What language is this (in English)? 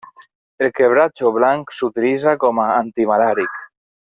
Catalan